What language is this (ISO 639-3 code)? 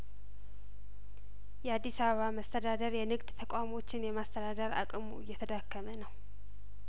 amh